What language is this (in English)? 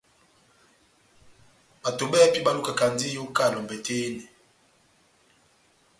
Batanga